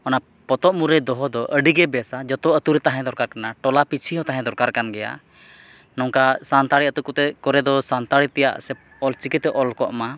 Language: Santali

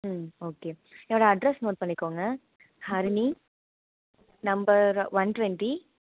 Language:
Tamil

